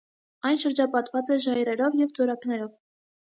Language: Armenian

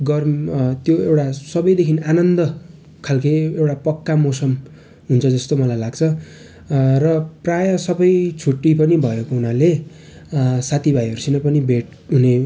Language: Nepali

